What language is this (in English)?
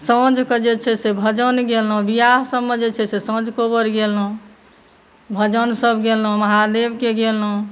Maithili